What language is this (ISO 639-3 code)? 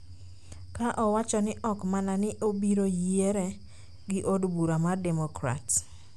luo